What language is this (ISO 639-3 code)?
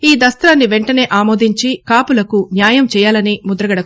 tel